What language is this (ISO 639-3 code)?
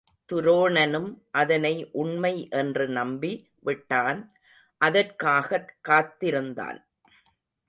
tam